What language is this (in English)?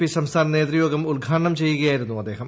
Malayalam